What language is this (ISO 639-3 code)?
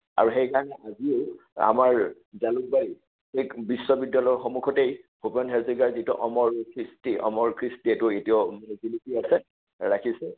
asm